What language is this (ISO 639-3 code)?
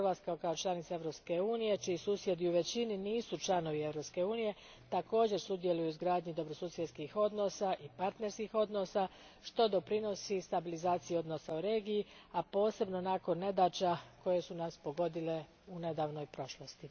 hrv